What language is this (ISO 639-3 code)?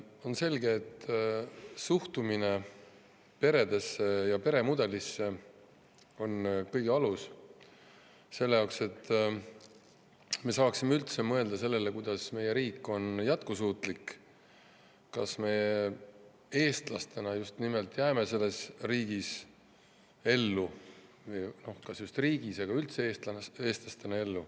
est